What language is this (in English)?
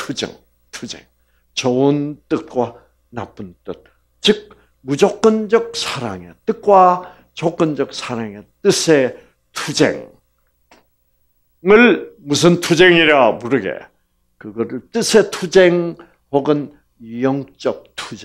Korean